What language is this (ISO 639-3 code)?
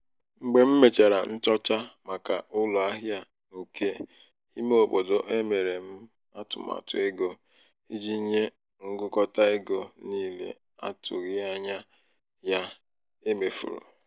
ibo